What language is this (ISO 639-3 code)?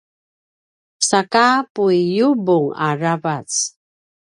pwn